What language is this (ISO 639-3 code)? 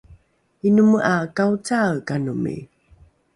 dru